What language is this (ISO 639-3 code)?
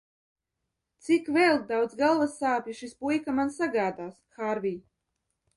lav